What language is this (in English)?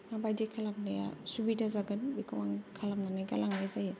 Bodo